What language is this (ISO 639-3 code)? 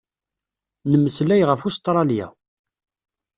kab